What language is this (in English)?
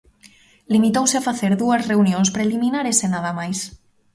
Galician